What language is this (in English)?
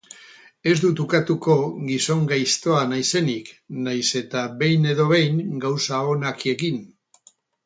Basque